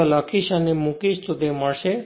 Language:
Gujarati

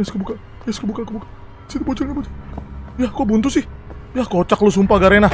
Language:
Indonesian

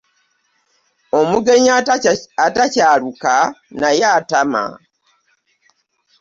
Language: Ganda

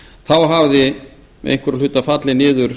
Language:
Icelandic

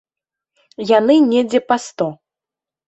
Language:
Belarusian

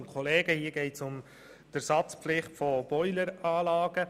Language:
Swiss German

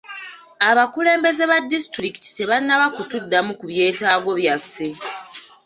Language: Ganda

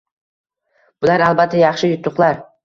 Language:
Uzbek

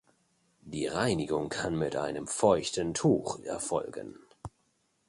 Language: German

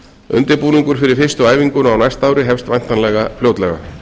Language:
Icelandic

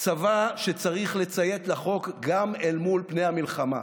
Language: Hebrew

